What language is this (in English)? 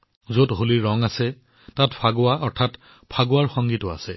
Assamese